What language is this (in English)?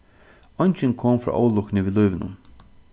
Faroese